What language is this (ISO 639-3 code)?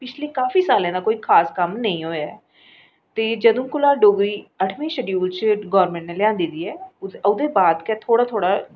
doi